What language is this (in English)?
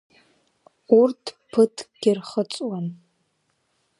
Abkhazian